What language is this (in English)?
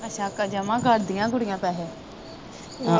Punjabi